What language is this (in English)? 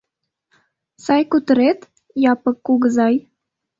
Mari